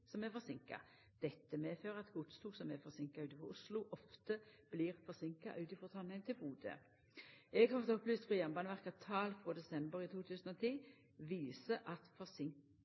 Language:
Norwegian Nynorsk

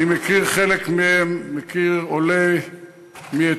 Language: Hebrew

